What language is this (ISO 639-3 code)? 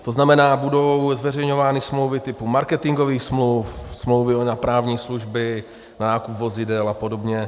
ces